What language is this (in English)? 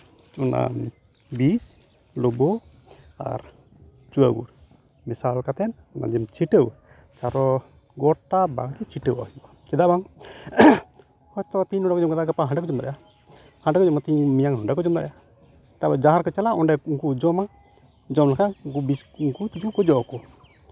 Santali